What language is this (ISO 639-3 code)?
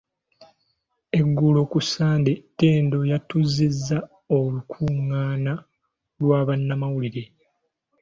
lug